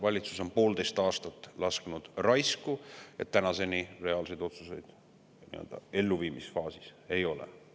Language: Estonian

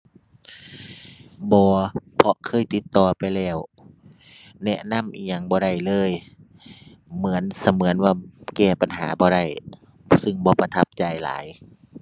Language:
Thai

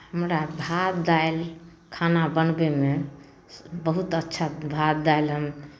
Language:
Maithili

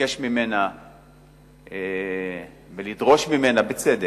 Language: Hebrew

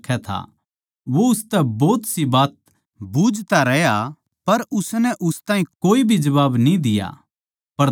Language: Haryanvi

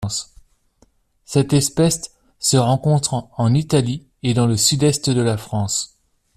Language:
French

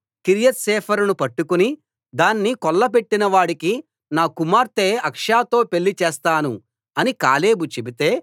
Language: Telugu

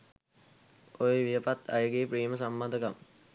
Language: Sinhala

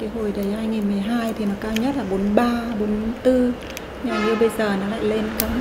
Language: Vietnamese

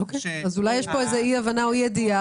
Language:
Hebrew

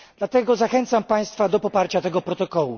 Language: Polish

